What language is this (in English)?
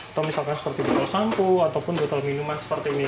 Indonesian